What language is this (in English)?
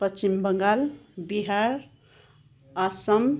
Nepali